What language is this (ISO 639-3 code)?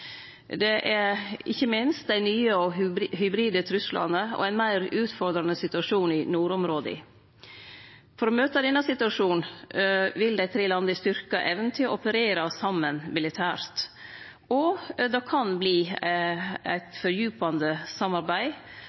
nno